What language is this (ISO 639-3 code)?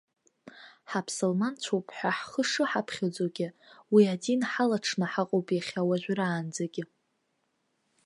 abk